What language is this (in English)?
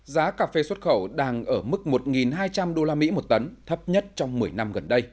Vietnamese